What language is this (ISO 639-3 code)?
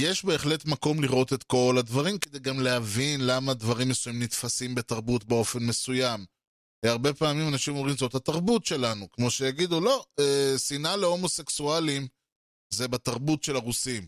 heb